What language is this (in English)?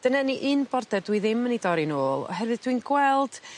Welsh